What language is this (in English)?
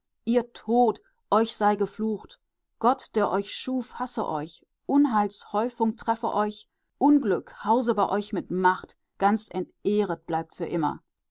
German